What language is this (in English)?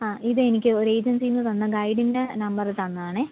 Malayalam